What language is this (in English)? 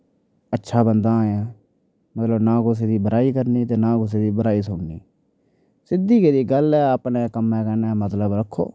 Dogri